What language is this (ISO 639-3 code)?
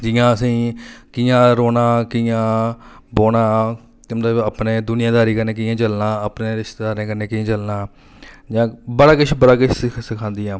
doi